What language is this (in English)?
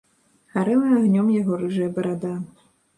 Belarusian